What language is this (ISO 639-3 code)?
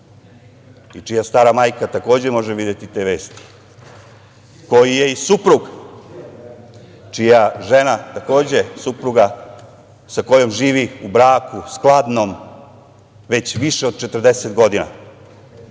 srp